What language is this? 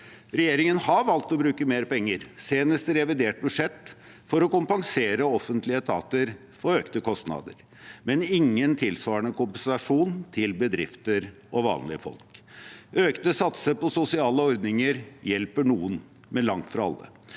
Norwegian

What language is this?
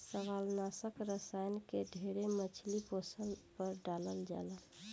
Bhojpuri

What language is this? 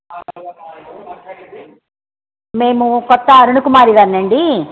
Telugu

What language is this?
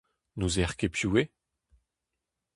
Breton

